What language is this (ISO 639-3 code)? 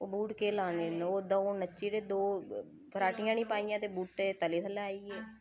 doi